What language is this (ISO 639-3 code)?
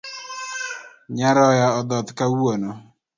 luo